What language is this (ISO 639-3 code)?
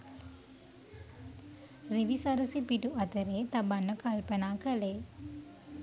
sin